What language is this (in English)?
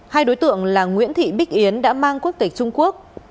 Vietnamese